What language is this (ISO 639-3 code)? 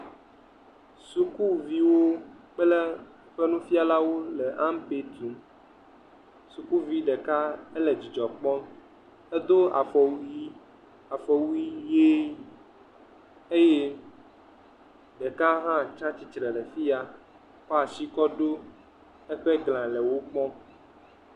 ewe